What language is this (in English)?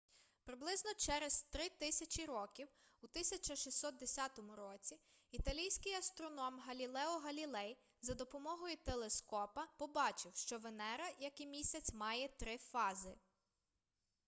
Ukrainian